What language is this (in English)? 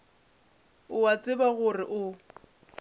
Northern Sotho